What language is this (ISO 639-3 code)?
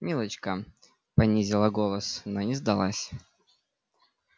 rus